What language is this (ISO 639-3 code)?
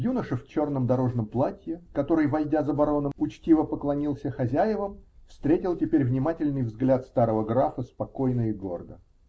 rus